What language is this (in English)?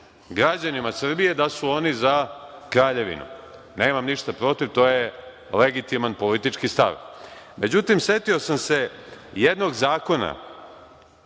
Serbian